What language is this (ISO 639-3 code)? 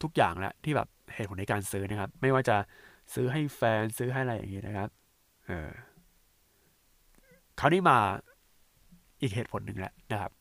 tha